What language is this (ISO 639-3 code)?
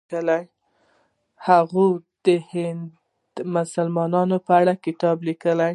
pus